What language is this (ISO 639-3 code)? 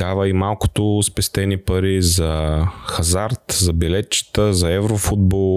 bul